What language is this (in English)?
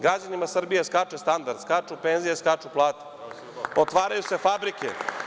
Serbian